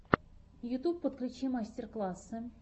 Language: Russian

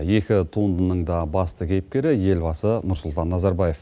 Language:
Kazakh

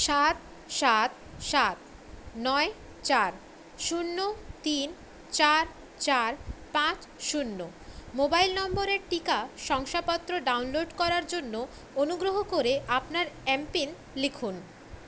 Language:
Bangla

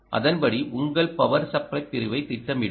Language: Tamil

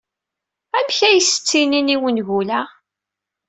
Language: Kabyle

